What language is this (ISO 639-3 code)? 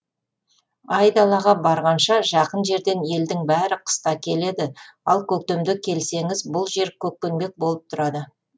kaz